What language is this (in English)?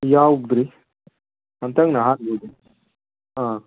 Manipuri